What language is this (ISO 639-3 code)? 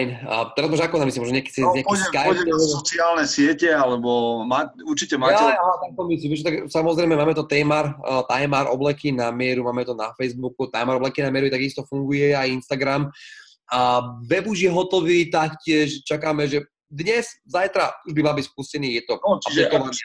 slk